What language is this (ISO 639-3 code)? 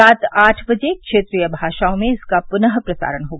hin